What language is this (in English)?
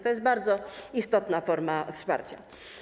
Polish